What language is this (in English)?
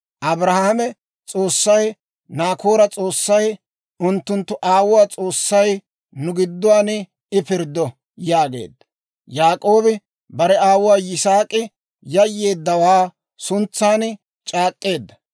Dawro